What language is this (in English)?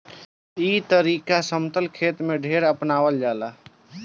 Bhojpuri